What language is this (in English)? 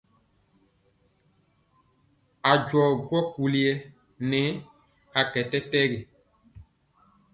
Mpiemo